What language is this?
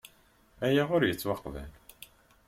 Kabyle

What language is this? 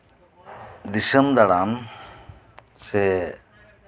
Santali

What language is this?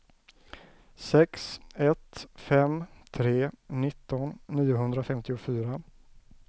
Swedish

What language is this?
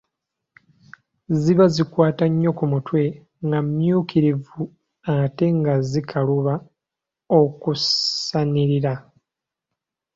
Ganda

